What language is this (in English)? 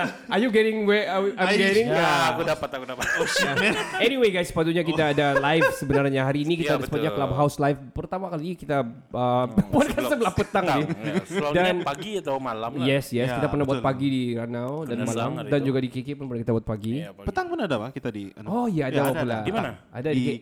Malay